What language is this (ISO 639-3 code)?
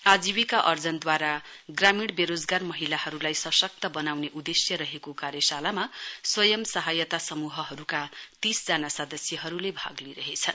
nep